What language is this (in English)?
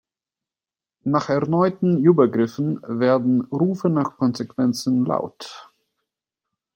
German